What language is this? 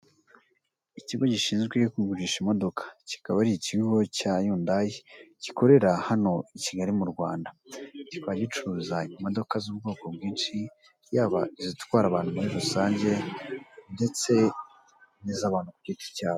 Kinyarwanda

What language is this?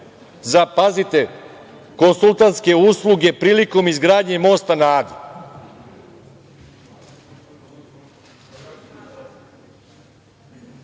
Serbian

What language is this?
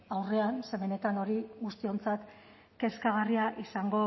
Basque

